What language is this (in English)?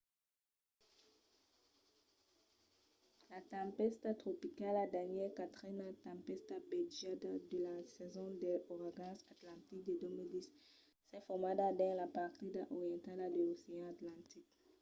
Occitan